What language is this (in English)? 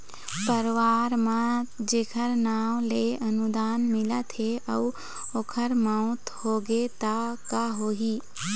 Chhattisgarhi